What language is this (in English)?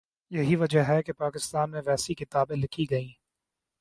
Urdu